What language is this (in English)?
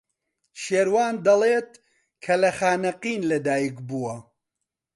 Central Kurdish